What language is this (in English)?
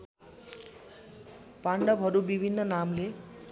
Nepali